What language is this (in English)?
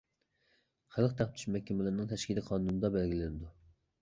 Uyghur